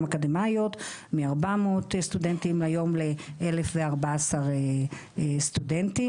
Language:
Hebrew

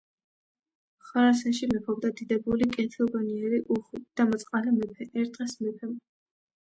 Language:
Georgian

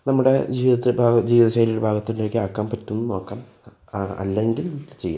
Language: Malayalam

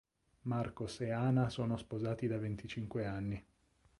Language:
Italian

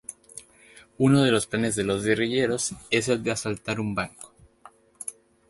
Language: Spanish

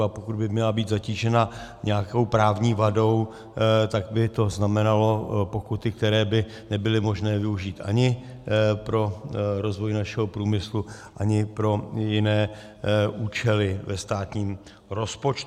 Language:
Czech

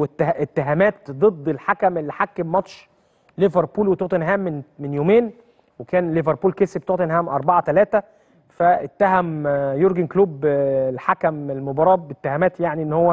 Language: Arabic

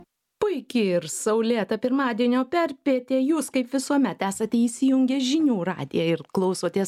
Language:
Lithuanian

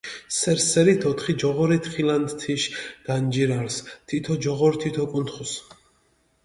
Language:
Mingrelian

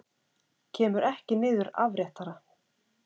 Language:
Icelandic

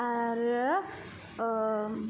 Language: Bodo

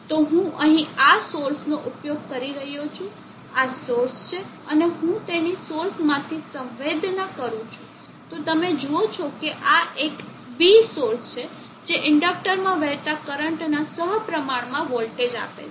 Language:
Gujarati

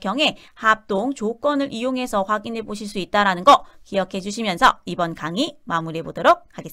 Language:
Korean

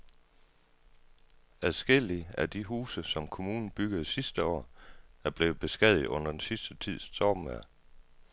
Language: Danish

